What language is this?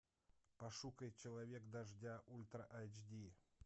Russian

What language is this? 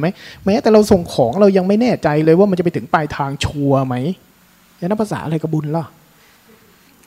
Thai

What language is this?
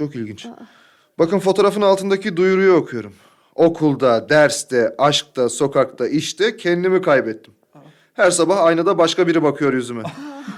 Turkish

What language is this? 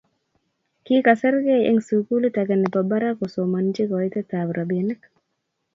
Kalenjin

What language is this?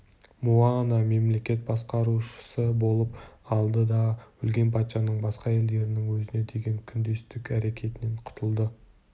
Kazakh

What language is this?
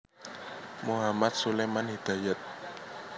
Javanese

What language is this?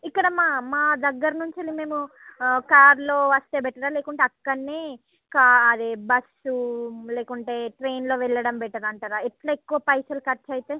Telugu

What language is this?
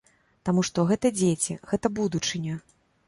Belarusian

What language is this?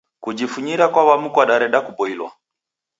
Taita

